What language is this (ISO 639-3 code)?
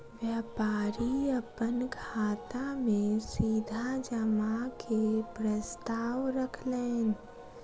mai